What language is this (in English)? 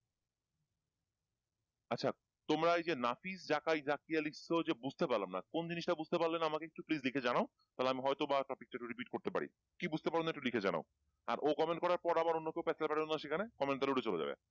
Bangla